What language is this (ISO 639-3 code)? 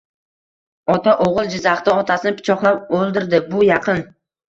uzb